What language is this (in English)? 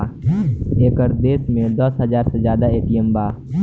Bhojpuri